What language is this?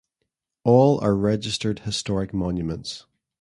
English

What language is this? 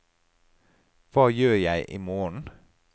Norwegian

